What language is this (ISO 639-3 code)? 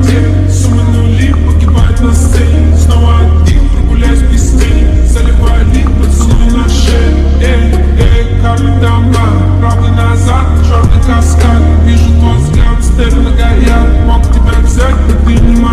ron